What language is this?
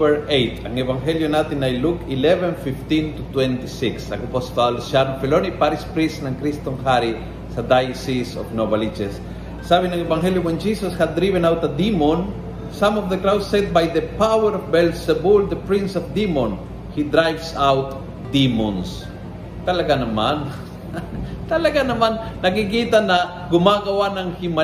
Filipino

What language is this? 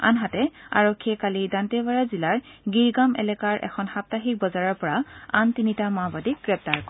Assamese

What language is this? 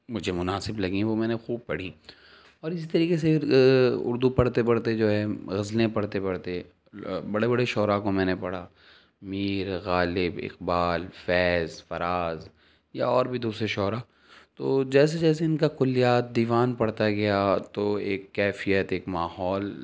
Urdu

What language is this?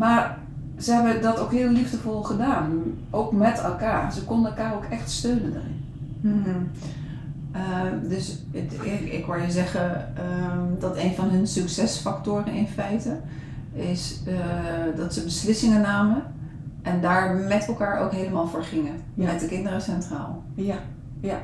Dutch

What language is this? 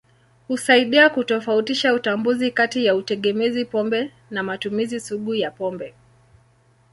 Swahili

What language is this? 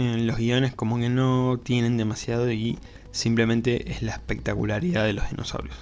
Spanish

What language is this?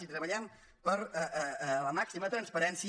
Catalan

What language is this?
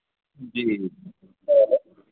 Urdu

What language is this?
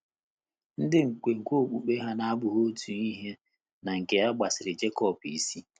Igbo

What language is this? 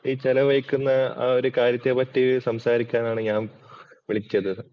Malayalam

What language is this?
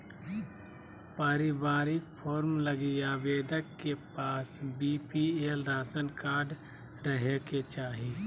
Magahi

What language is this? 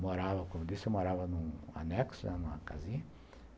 Portuguese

